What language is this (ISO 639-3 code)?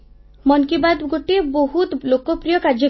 ori